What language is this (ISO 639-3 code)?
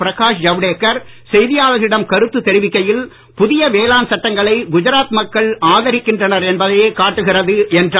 tam